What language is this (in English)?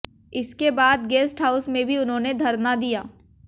Hindi